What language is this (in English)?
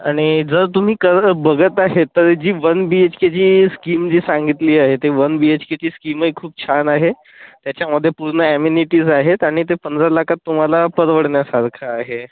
Marathi